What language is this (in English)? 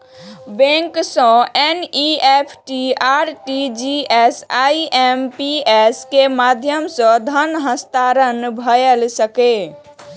Maithili